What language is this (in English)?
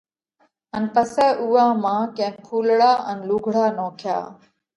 Parkari Koli